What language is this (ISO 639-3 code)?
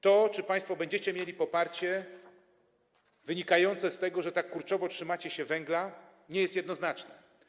pol